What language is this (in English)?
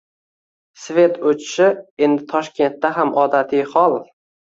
Uzbek